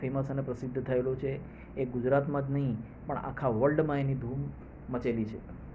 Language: Gujarati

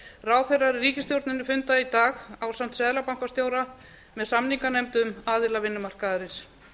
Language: Icelandic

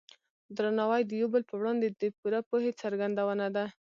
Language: Pashto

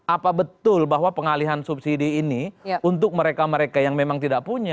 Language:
Indonesian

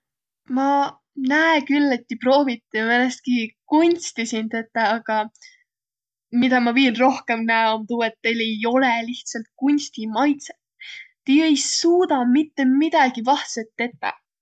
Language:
Võro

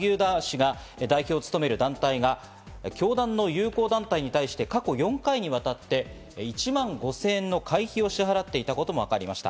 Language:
Japanese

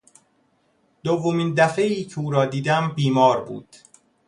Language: Persian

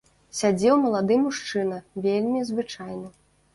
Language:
Belarusian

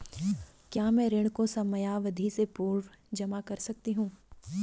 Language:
Hindi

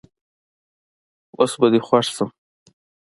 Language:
Pashto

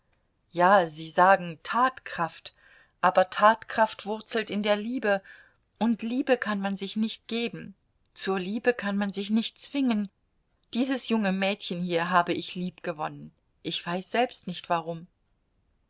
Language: German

